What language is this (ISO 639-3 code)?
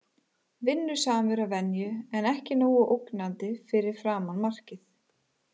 isl